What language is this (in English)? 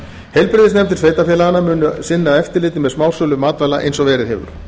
Icelandic